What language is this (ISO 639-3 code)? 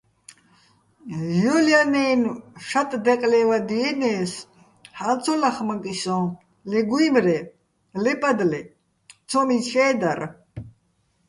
bbl